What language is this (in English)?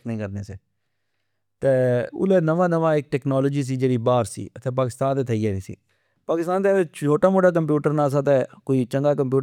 Pahari-Potwari